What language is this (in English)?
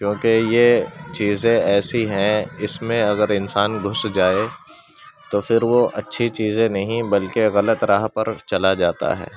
Urdu